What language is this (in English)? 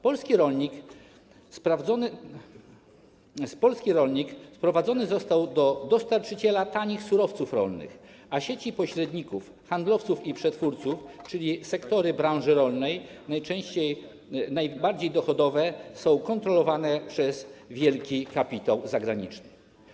Polish